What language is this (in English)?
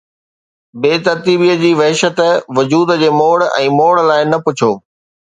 Sindhi